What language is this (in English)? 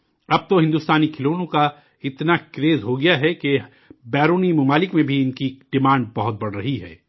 Urdu